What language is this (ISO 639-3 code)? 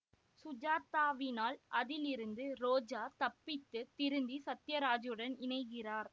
tam